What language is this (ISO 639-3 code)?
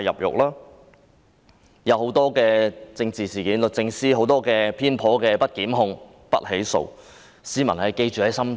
yue